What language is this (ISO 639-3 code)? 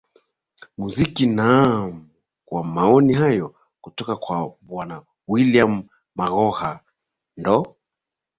swa